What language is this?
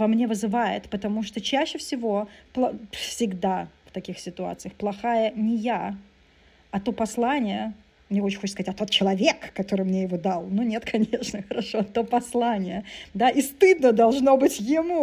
Russian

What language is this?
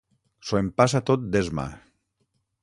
Catalan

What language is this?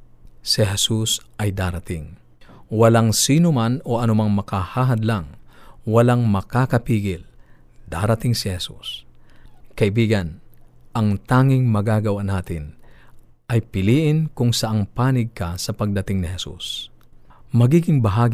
Filipino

